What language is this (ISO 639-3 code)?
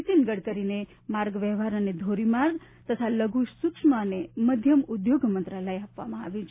guj